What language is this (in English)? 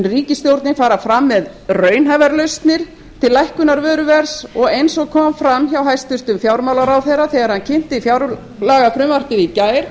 Icelandic